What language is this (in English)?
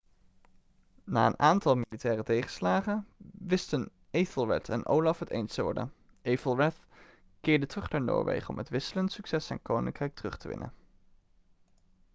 Dutch